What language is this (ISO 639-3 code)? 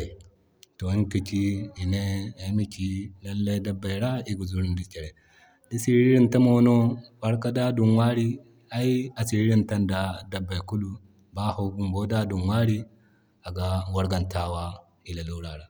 dje